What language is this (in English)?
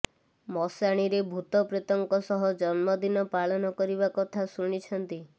Odia